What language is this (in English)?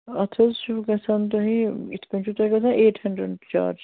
Kashmiri